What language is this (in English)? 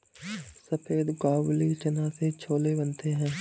Hindi